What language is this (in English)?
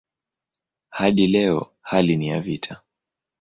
Swahili